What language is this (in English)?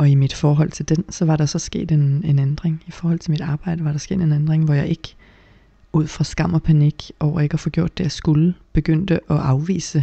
Danish